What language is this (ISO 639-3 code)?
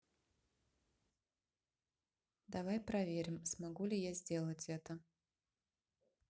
rus